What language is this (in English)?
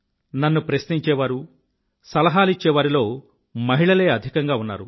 Telugu